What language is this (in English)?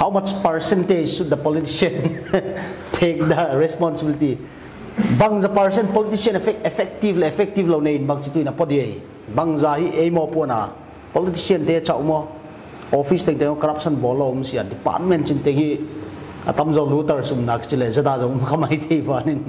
Thai